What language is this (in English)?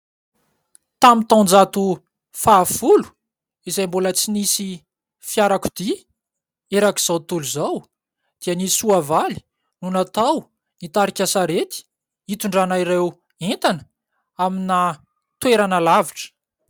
Malagasy